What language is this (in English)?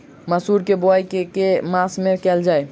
Maithili